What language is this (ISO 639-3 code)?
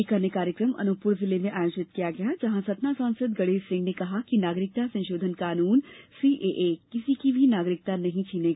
hin